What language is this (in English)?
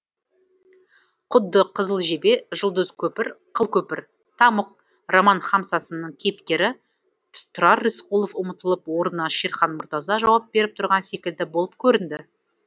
Kazakh